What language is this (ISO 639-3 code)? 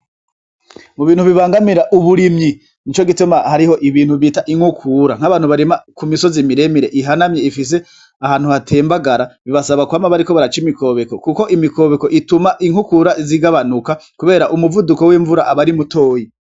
run